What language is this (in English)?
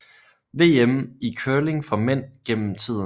Danish